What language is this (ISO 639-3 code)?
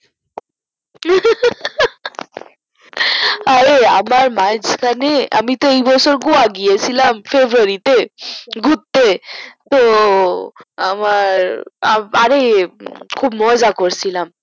ben